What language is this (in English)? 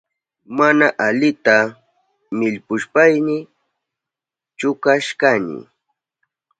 Southern Pastaza Quechua